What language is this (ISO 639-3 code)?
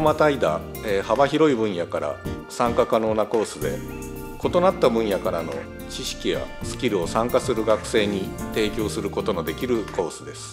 jpn